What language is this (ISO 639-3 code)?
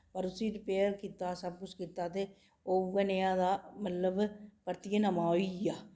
doi